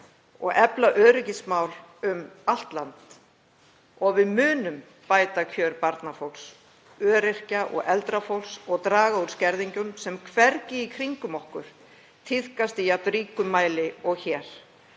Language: Icelandic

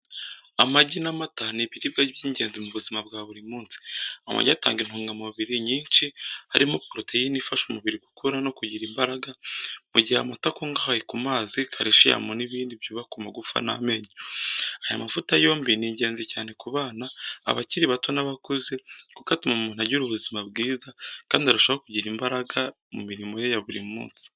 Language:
Kinyarwanda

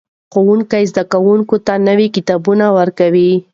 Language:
Pashto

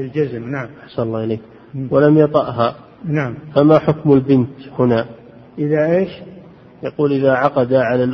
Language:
Arabic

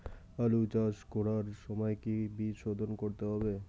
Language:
Bangla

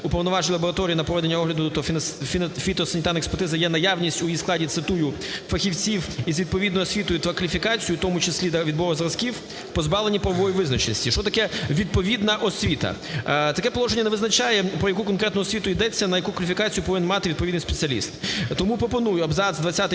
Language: Ukrainian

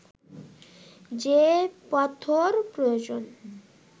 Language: Bangla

